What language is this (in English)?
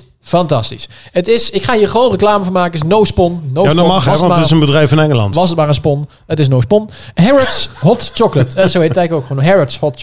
Dutch